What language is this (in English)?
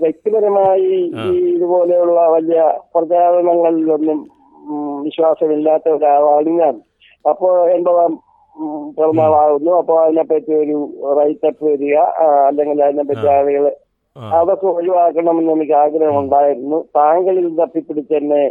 Malayalam